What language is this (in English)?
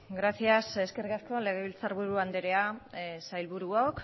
Basque